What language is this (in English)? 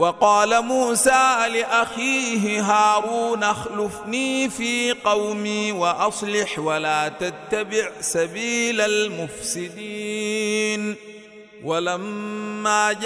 Arabic